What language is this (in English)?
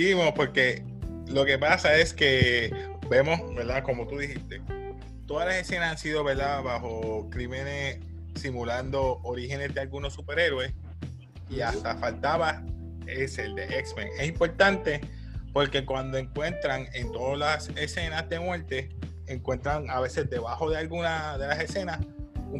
Spanish